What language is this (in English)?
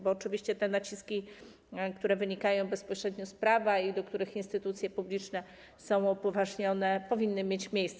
Polish